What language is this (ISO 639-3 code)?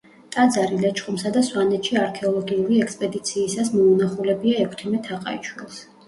kat